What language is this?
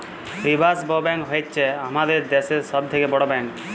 Bangla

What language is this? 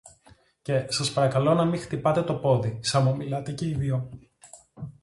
Greek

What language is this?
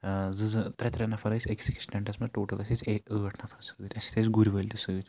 Kashmiri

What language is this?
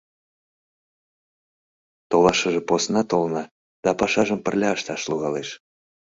Mari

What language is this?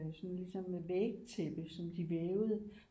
Danish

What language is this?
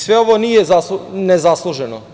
Serbian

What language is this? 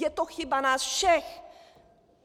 Czech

